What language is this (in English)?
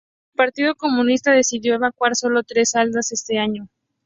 Spanish